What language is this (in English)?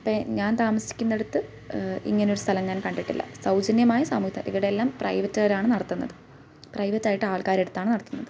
Malayalam